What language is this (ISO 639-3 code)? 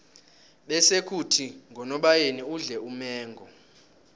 nbl